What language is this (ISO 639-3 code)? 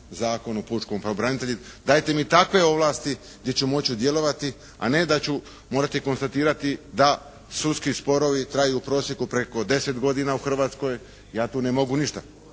hrv